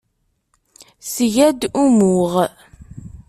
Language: Kabyle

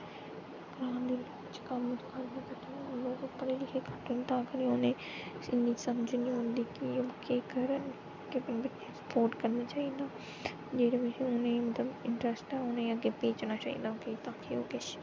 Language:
Dogri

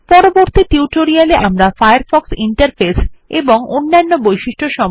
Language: Bangla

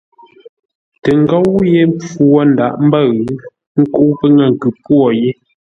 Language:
Ngombale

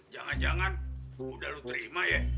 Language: Indonesian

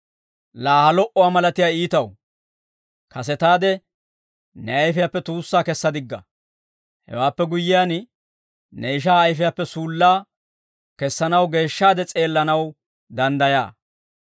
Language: Dawro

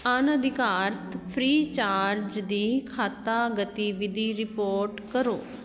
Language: Punjabi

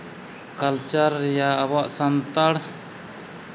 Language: Santali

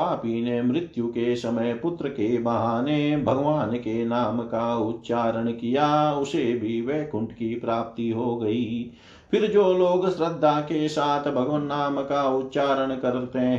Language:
Hindi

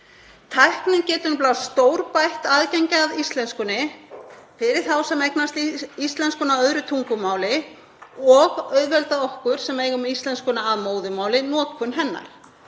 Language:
Icelandic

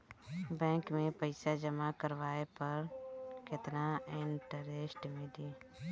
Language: Bhojpuri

